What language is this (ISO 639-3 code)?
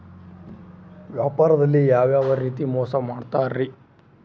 kan